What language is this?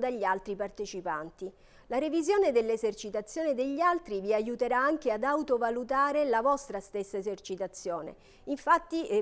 Italian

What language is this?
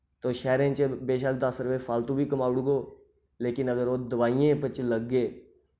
Dogri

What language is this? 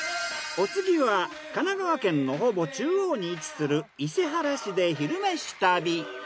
Japanese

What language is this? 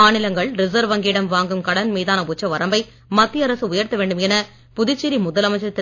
Tamil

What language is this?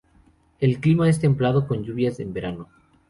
Spanish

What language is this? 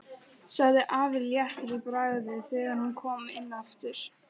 Icelandic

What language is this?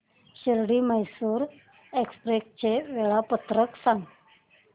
Marathi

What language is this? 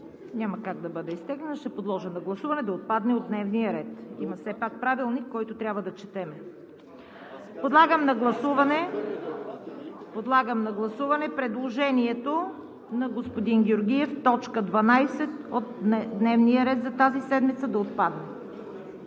Bulgarian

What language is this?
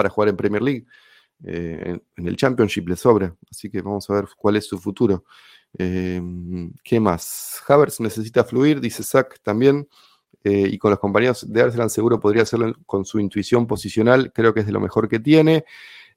Spanish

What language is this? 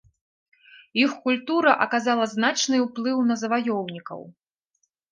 Belarusian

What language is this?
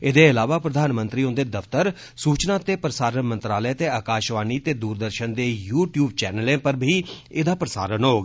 Dogri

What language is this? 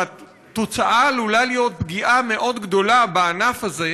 Hebrew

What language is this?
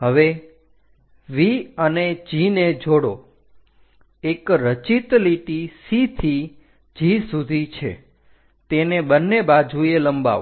Gujarati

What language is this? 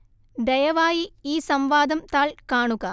Malayalam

